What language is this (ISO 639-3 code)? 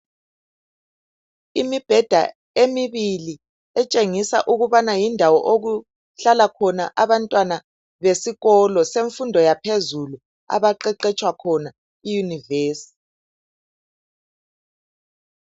nde